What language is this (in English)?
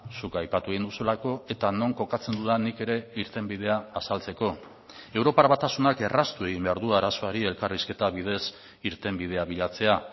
Basque